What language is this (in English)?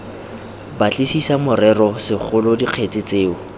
Tswana